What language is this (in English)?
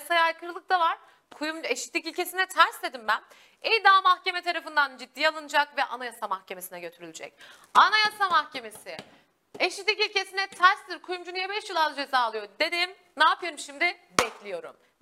Turkish